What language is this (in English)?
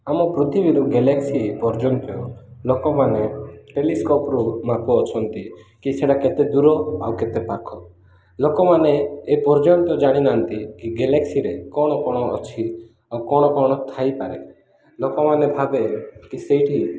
Odia